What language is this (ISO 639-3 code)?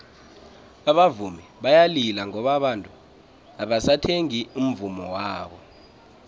nbl